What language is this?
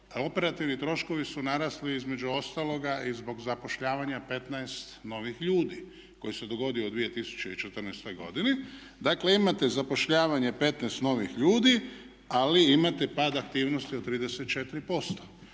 Croatian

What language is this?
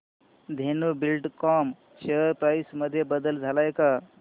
Marathi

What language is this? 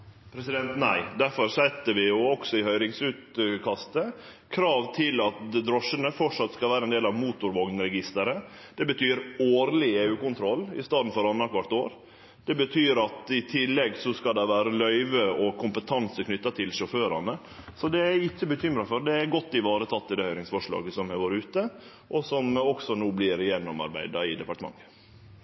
Norwegian Nynorsk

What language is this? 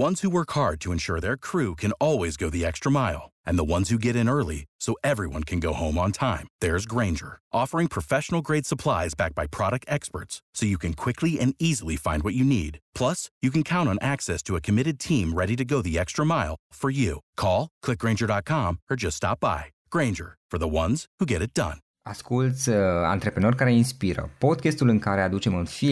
Romanian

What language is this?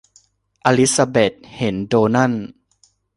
Thai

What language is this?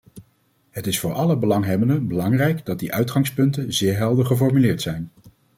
Dutch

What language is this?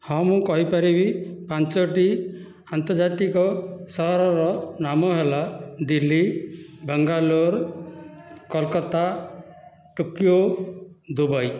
Odia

